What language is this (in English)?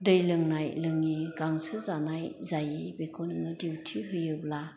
Bodo